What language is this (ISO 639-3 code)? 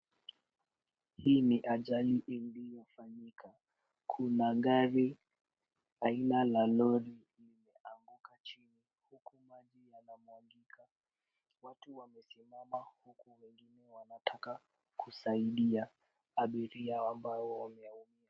swa